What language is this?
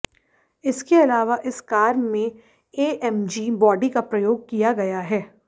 Hindi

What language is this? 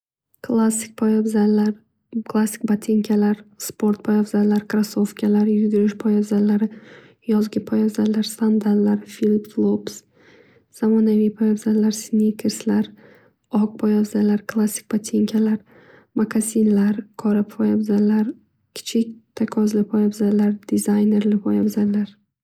Uzbek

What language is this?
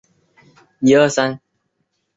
Chinese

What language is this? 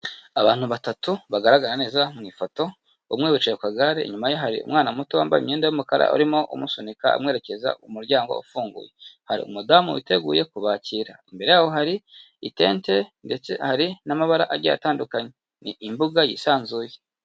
Kinyarwanda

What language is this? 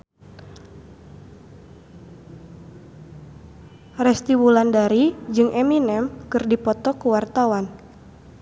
Sundanese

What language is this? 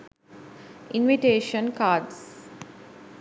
Sinhala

